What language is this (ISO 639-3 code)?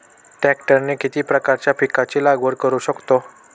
mar